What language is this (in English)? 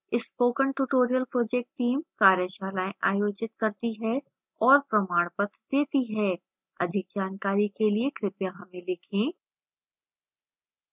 Hindi